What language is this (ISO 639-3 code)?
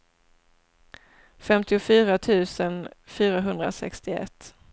swe